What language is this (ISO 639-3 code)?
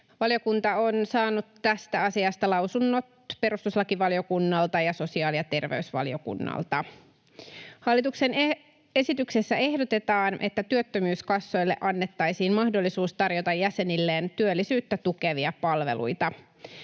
fin